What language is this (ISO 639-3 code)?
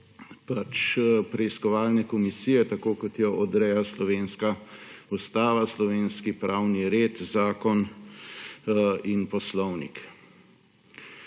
slv